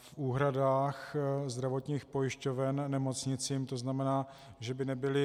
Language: Czech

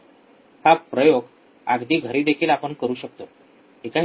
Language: Marathi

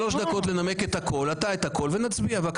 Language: Hebrew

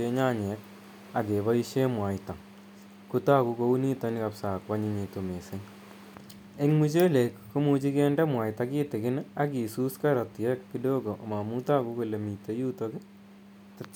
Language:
Kalenjin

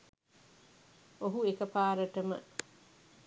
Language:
Sinhala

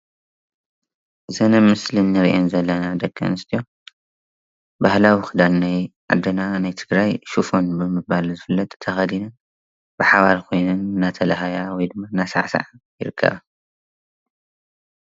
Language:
Tigrinya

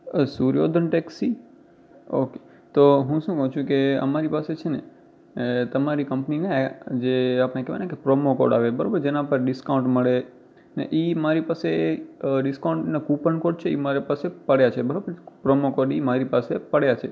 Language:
Gujarati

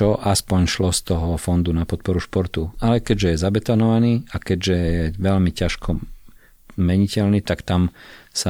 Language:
Slovak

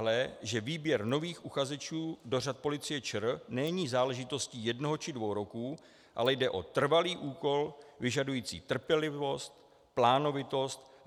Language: Czech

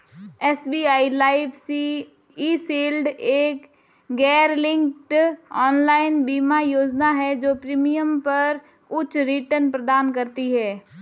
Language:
Hindi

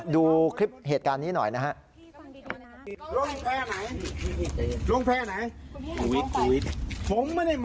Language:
Thai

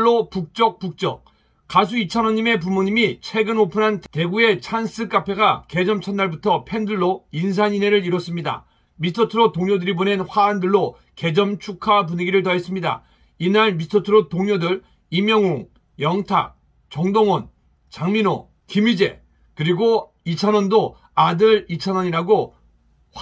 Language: Korean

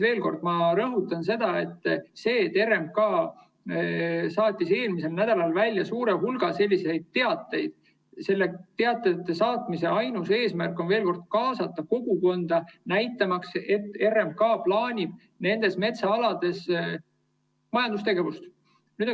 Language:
Estonian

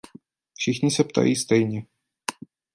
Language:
Czech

